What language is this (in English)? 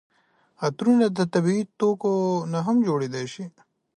Pashto